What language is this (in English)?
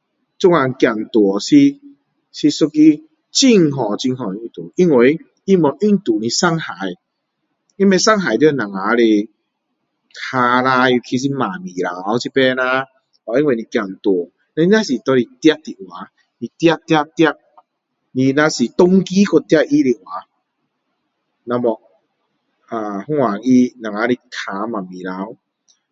Min Dong Chinese